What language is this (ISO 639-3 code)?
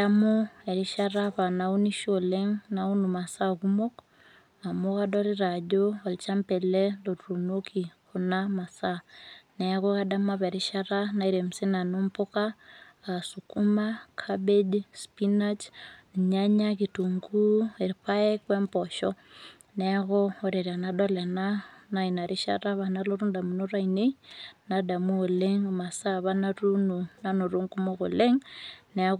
mas